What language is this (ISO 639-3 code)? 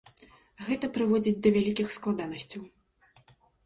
bel